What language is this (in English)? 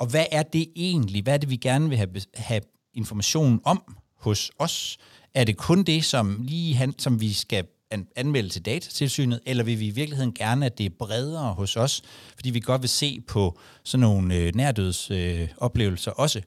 Danish